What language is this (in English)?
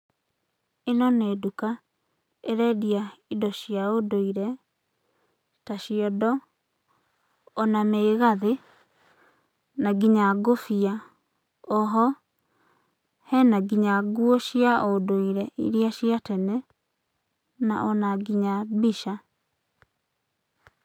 Kikuyu